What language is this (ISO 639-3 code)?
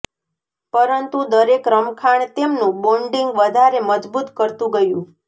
guj